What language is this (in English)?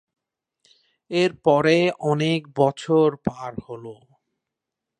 Bangla